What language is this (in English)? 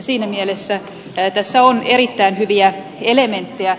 Finnish